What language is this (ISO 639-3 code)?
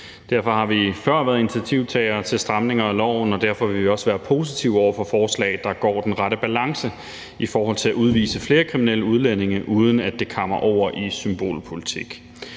dan